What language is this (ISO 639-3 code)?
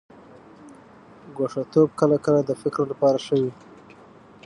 pus